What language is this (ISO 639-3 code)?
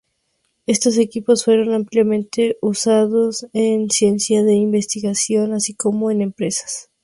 spa